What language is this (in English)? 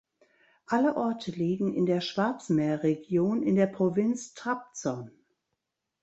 German